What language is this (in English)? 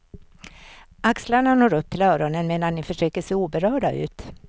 Swedish